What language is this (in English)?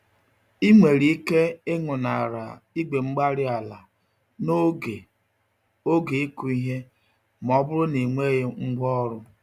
Igbo